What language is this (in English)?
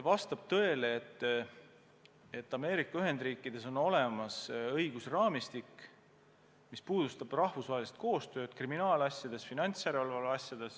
Estonian